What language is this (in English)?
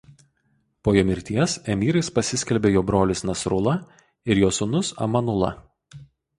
Lithuanian